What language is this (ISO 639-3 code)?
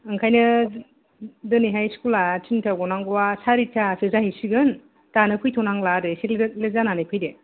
brx